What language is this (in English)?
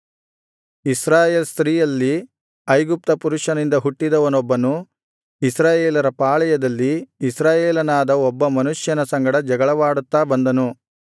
Kannada